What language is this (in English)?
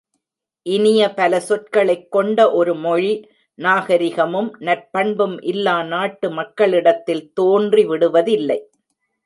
Tamil